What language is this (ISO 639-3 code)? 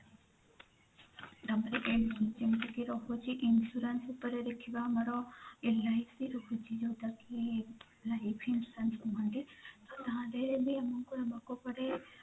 ori